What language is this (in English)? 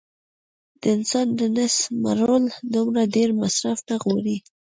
Pashto